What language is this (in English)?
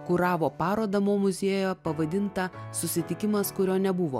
Lithuanian